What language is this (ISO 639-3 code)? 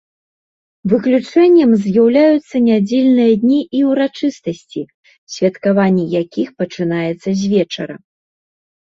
bel